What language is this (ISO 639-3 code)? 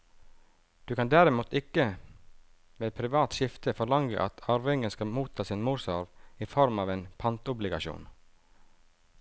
nor